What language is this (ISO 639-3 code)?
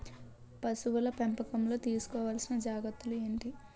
tel